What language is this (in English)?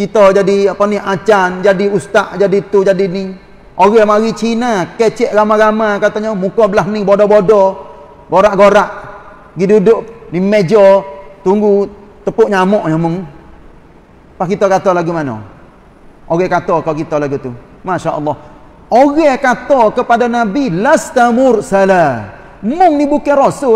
Malay